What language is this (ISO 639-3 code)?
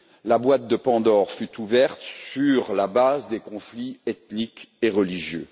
fra